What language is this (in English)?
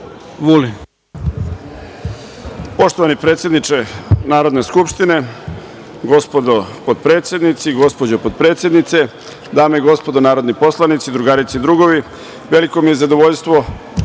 Serbian